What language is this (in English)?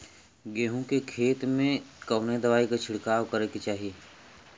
Bhojpuri